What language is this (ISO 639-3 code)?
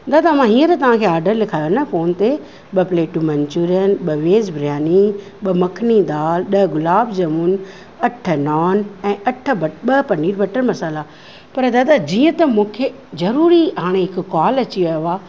snd